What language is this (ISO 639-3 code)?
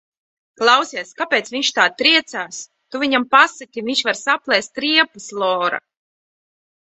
lav